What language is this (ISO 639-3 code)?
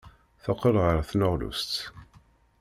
kab